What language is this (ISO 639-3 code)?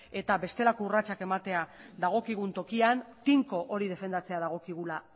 eus